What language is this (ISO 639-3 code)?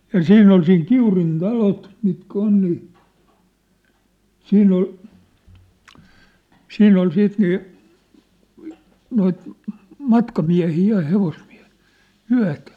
fin